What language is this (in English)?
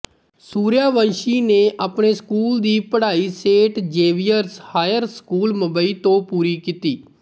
Punjabi